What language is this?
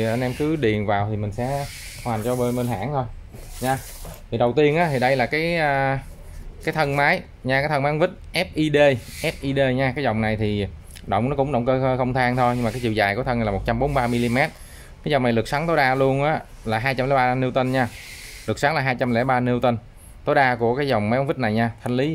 Vietnamese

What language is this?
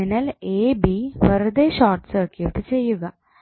Malayalam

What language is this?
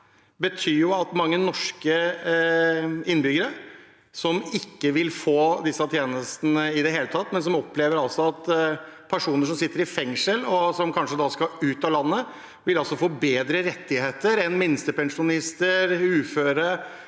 Norwegian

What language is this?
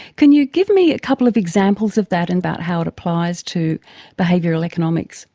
English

